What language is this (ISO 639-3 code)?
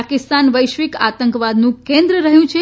guj